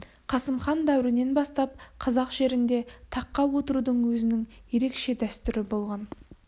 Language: Kazakh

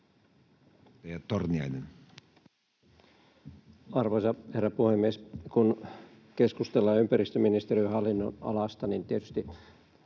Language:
Finnish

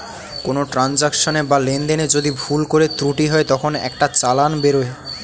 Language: Bangla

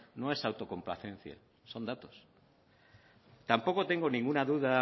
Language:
Spanish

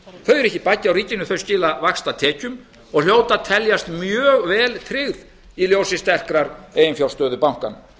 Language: Icelandic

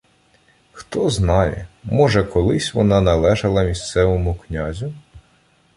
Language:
Ukrainian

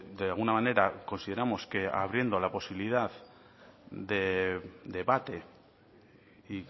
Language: Spanish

